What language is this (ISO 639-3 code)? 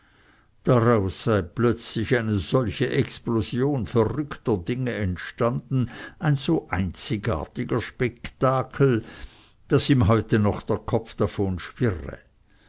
deu